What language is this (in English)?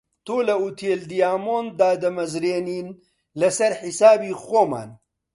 Central Kurdish